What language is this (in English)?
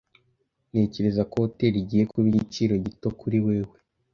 Kinyarwanda